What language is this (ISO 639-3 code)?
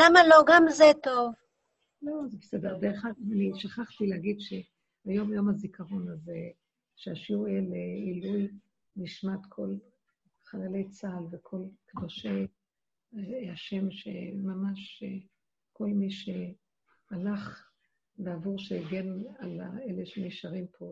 heb